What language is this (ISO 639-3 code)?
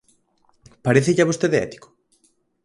glg